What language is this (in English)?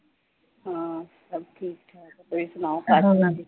Punjabi